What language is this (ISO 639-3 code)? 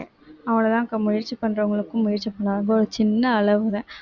tam